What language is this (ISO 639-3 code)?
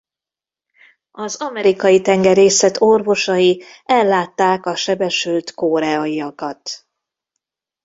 hun